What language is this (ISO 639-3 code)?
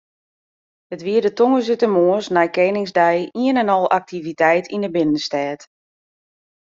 fry